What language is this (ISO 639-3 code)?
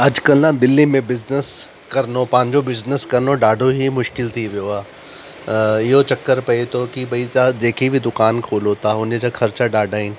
snd